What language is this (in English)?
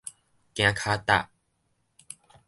Min Nan Chinese